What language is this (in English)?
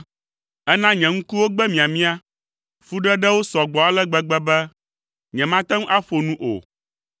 Ewe